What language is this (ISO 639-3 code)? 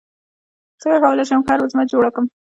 pus